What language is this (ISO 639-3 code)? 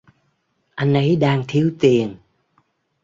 vie